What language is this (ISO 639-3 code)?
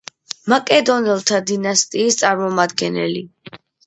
kat